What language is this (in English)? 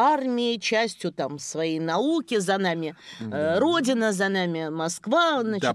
Russian